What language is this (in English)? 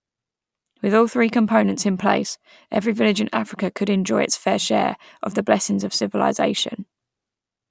English